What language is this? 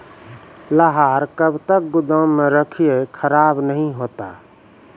Maithili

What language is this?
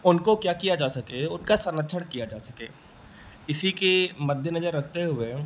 Hindi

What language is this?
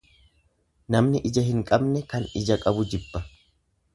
Oromo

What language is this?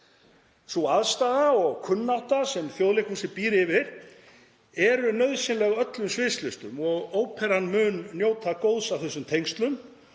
Icelandic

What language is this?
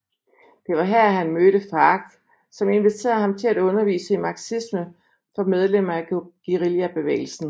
Danish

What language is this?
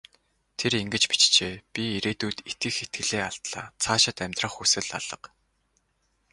Mongolian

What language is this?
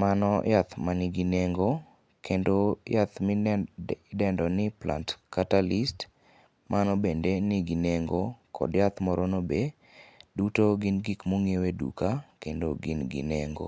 Luo (Kenya and Tanzania)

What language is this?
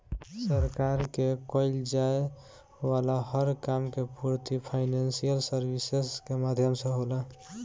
Bhojpuri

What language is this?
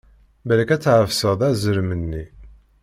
Kabyle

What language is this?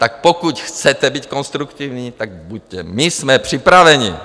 Czech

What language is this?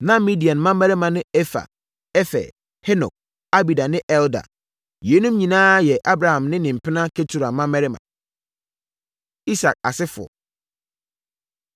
Akan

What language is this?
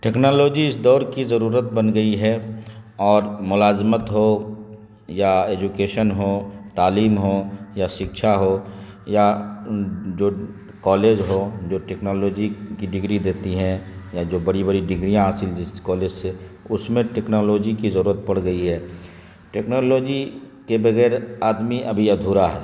Urdu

